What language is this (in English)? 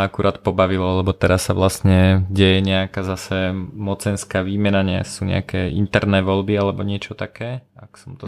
Slovak